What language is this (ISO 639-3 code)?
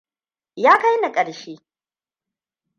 hau